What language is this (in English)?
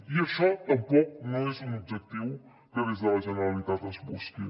Catalan